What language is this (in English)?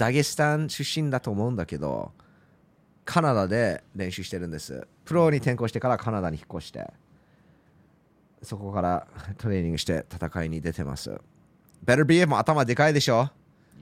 Japanese